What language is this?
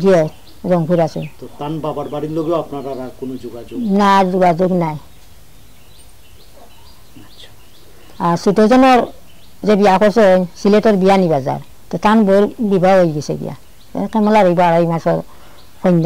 Indonesian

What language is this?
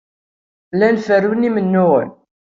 Kabyle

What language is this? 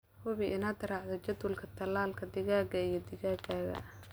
Somali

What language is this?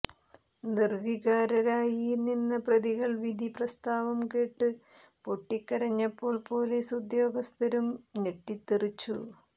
Malayalam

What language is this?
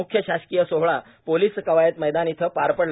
Marathi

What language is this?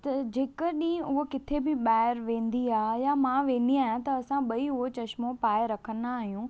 Sindhi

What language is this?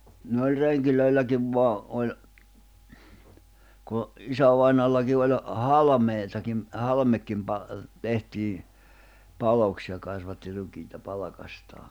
Finnish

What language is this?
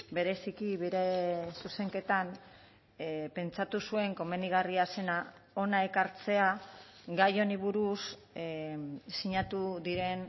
Basque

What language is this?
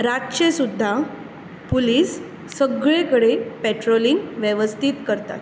Konkani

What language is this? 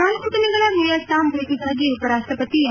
Kannada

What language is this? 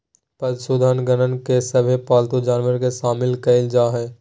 Magahi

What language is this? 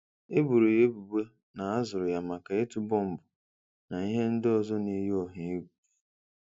Igbo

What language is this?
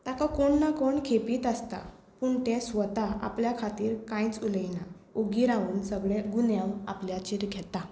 Konkani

